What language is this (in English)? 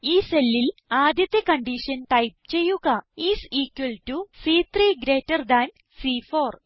Malayalam